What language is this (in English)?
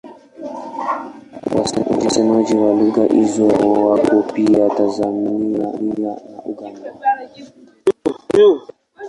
Swahili